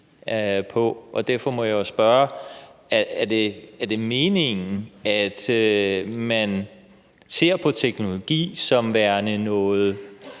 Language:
Danish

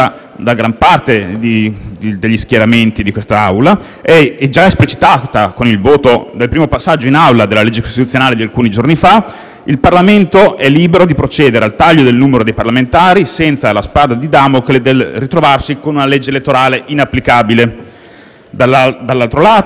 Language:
Italian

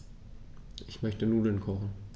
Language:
German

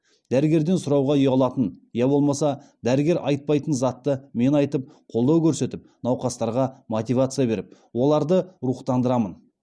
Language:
Kazakh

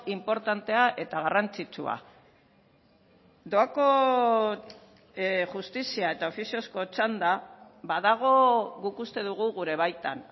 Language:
Basque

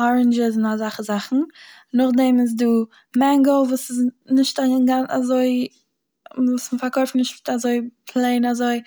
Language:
Yiddish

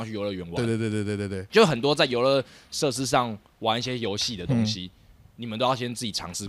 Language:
Chinese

